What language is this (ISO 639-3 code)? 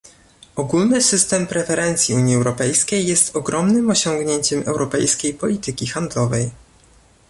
pol